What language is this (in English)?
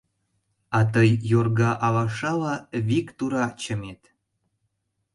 Mari